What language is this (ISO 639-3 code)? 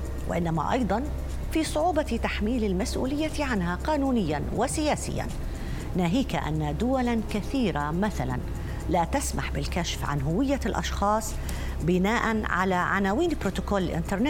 ara